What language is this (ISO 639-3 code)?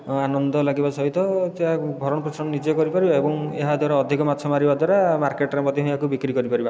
ori